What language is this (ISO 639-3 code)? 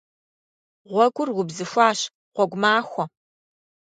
kbd